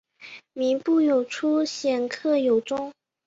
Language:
Chinese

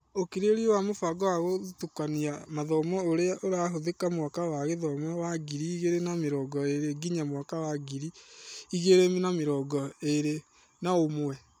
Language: Kikuyu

